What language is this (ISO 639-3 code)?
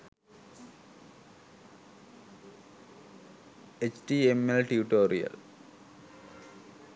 sin